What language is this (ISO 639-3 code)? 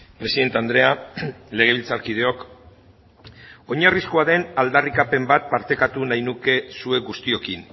eus